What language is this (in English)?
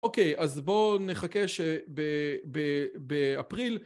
Hebrew